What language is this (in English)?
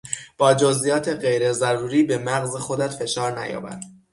Persian